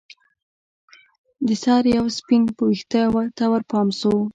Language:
Pashto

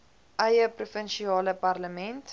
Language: Afrikaans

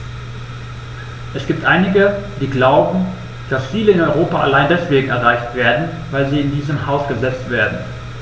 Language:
German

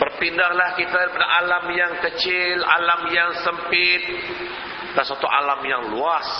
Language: Malay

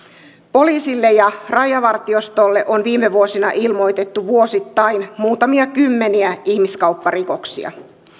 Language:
Finnish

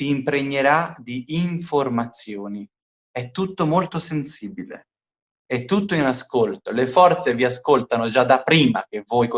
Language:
Italian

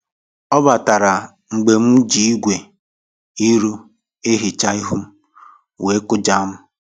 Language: Igbo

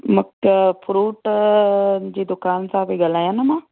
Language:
Sindhi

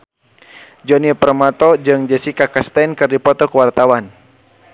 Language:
Sundanese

